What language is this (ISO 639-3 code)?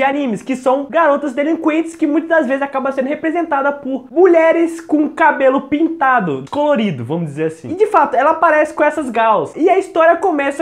por